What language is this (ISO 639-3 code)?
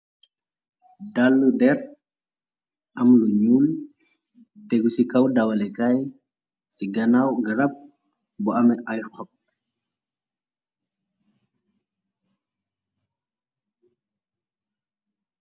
wol